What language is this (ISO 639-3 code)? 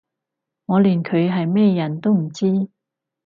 yue